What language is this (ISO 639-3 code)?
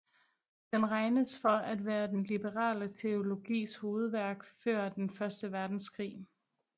dan